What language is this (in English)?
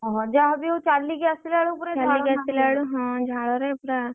Odia